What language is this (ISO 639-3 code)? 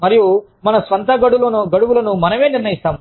tel